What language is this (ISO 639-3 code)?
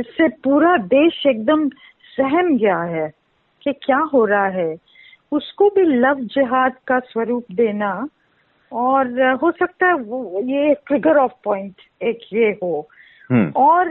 hin